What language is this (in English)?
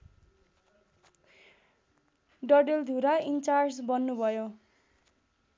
Nepali